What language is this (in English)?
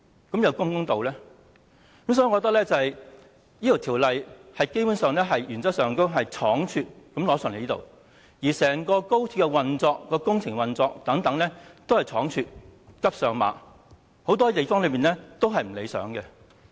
Cantonese